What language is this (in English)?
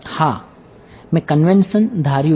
Gujarati